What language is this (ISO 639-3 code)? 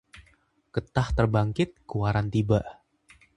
ind